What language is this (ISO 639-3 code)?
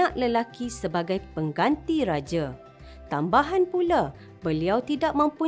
msa